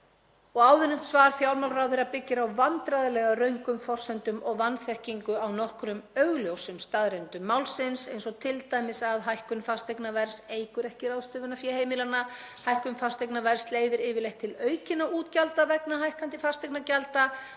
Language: Icelandic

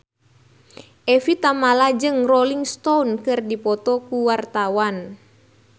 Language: Sundanese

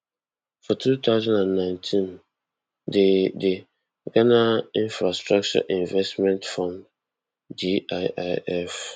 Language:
Nigerian Pidgin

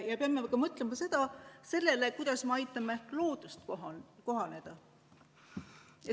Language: Estonian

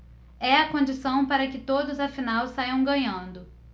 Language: Portuguese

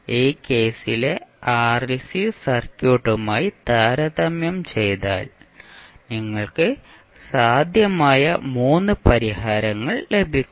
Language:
Malayalam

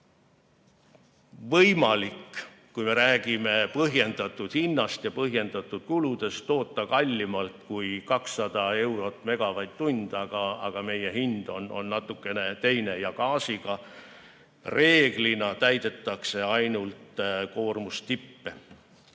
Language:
Estonian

